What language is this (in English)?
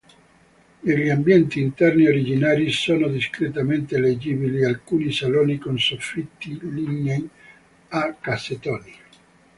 Italian